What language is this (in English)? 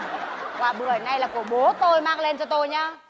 Vietnamese